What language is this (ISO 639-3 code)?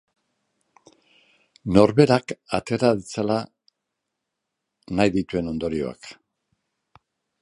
eus